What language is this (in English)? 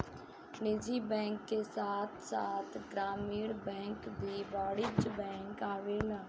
Bhojpuri